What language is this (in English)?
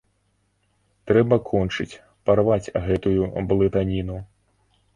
Belarusian